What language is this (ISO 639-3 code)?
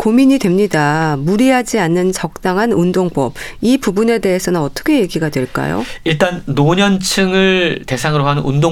kor